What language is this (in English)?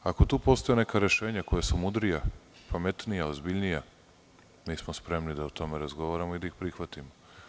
Serbian